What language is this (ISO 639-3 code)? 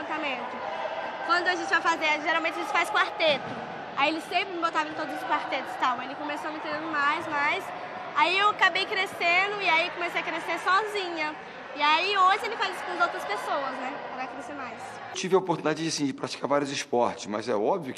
por